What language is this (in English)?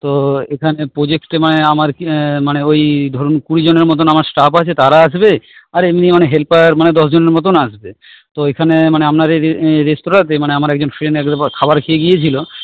Bangla